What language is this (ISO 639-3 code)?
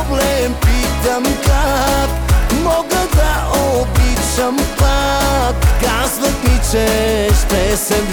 bul